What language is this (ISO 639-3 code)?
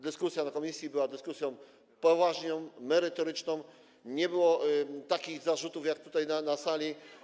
pol